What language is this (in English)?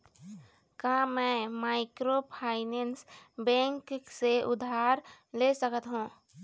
Chhattisgarhi